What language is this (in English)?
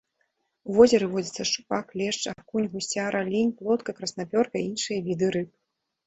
Belarusian